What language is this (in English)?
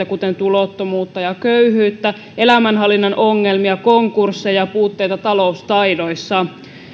Finnish